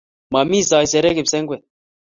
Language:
Kalenjin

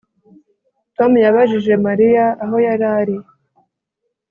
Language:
Kinyarwanda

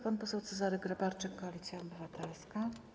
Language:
Polish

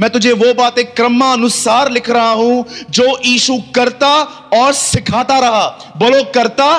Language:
Hindi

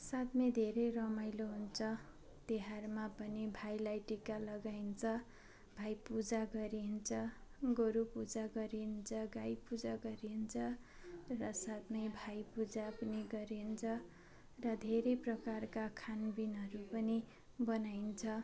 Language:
Nepali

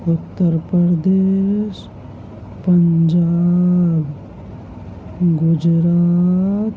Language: Urdu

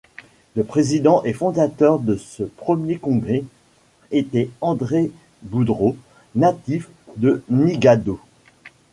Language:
French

